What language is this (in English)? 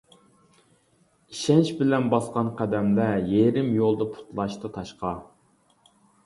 Uyghur